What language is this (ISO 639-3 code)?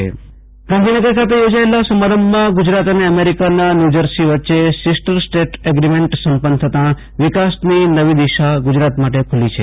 guj